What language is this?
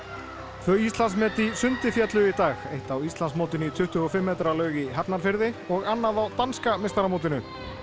Icelandic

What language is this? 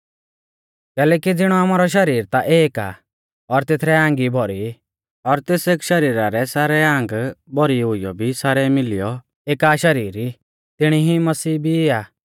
Mahasu Pahari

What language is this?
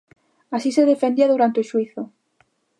Galician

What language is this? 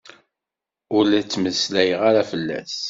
Kabyle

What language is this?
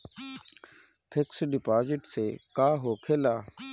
Bhojpuri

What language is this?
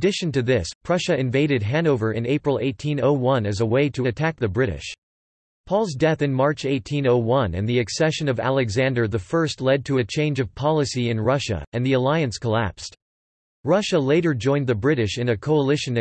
English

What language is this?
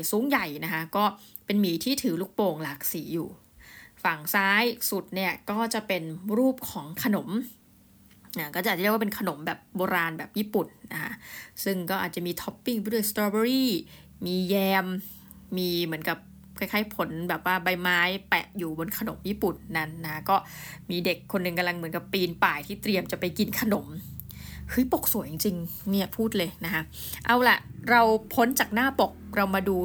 Thai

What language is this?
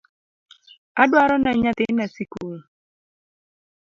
Luo (Kenya and Tanzania)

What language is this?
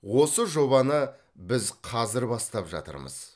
Kazakh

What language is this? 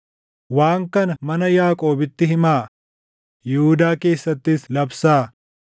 Oromo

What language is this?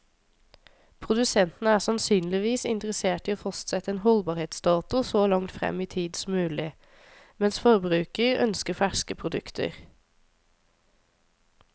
Norwegian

